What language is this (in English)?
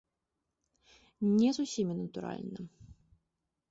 Belarusian